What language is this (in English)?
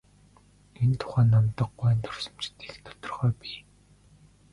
Mongolian